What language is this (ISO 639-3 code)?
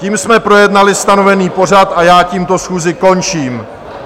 ces